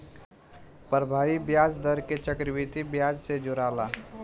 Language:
Bhojpuri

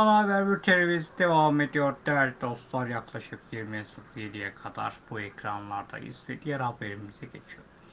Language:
Turkish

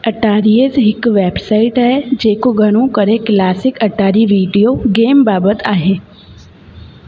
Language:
Sindhi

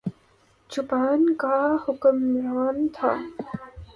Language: Urdu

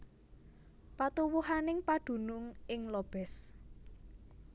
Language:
Javanese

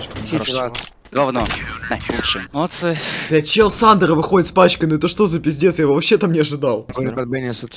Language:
Russian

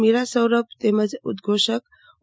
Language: Gujarati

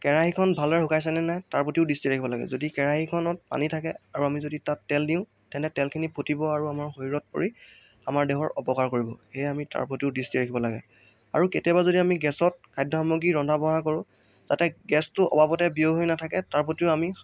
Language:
Assamese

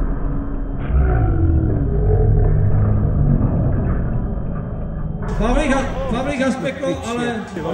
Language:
Czech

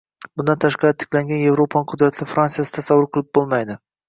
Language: Uzbek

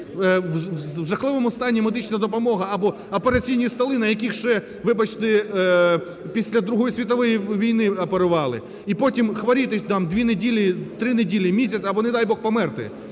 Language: Ukrainian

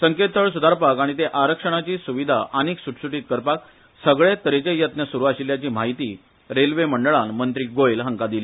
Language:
Konkani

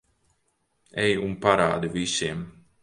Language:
Latvian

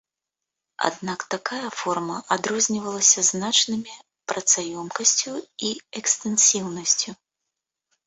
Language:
Belarusian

